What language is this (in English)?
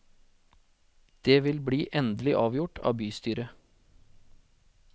Norwegian